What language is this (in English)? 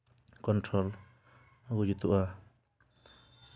Santali